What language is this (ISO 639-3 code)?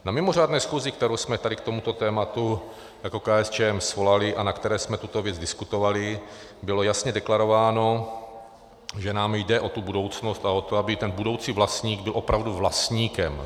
ces